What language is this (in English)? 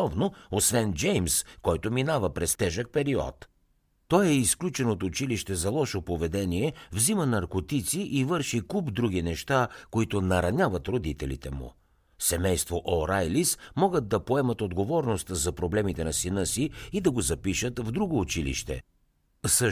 Bulgarian